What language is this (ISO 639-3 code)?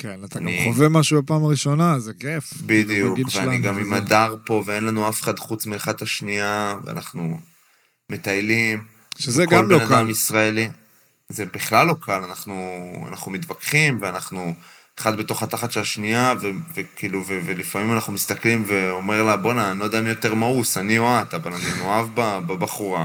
heb